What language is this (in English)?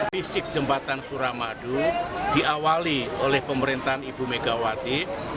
Indonesian